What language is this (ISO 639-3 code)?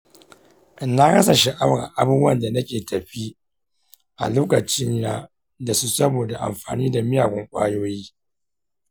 hau